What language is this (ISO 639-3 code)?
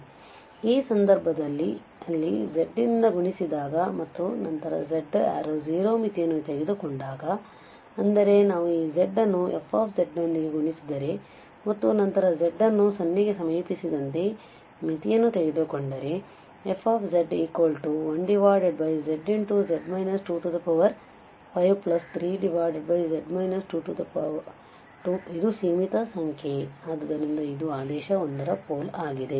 kan